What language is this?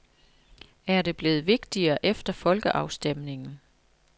Danish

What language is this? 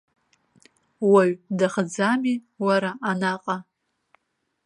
Abkhazian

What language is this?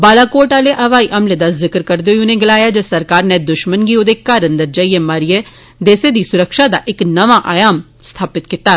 Dogri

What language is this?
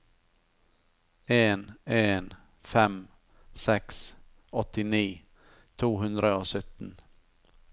Norwegian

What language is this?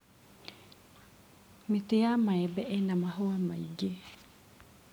Kikuyu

